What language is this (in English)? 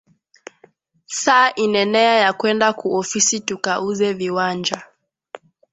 Swahili